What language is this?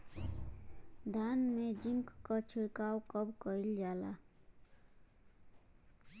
Bhojpuri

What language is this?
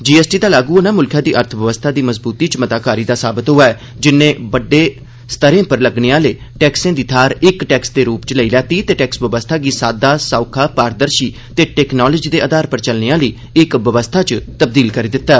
Dogri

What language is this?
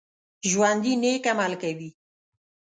Pashto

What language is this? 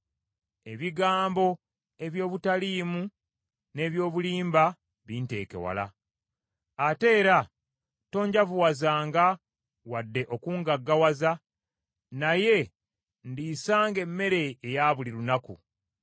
Ganda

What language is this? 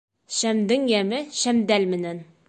Bashkir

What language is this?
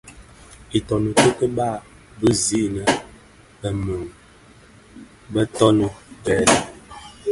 Bafia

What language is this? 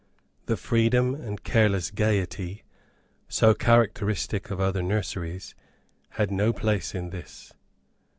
English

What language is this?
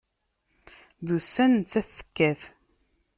Kabyle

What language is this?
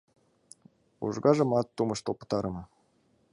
Mari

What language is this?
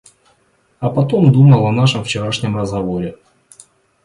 Russian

